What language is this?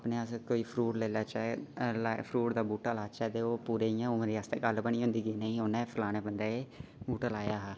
Dogri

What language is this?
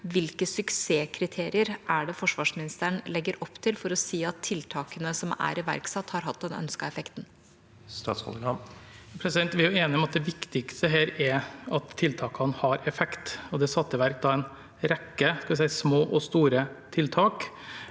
Norwegian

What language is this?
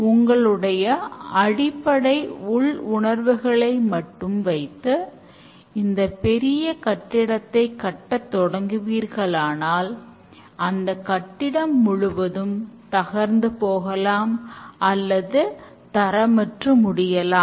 Tamil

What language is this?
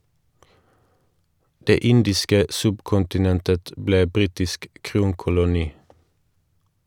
Norwegian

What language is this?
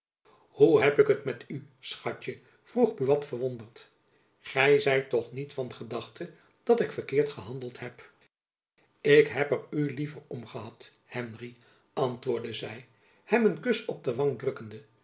Dutch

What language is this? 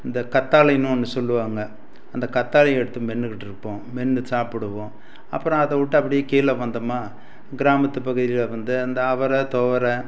Tamil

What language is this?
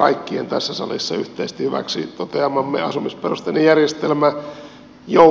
Finnish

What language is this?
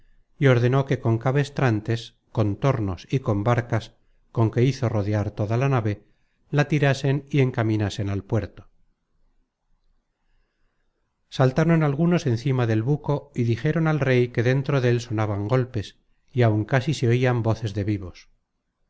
Spanish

